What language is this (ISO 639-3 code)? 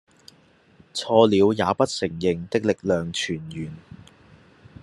yue